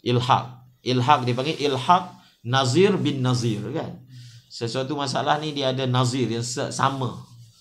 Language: Malay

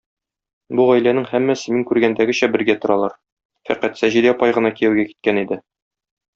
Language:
Tatar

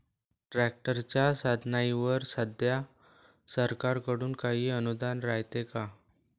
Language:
Marathi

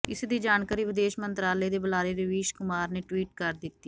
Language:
Punjabi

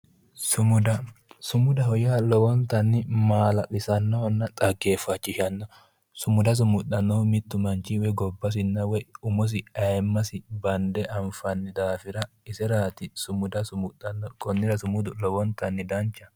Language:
Sidamo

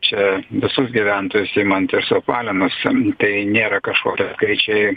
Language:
Lithuanian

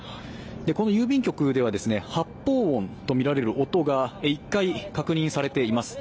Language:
Japanese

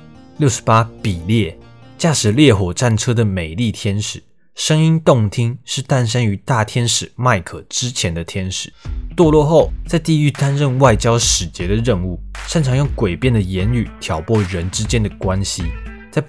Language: Chinese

